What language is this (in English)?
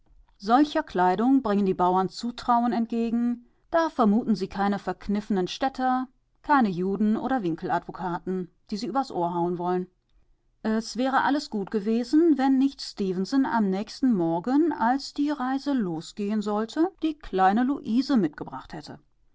German